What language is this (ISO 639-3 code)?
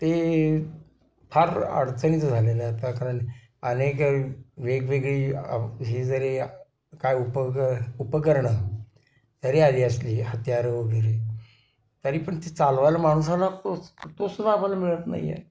mar